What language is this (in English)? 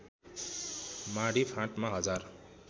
Nepali